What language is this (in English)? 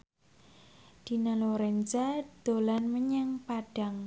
Javanese